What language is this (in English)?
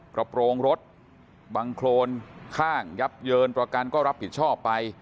Thai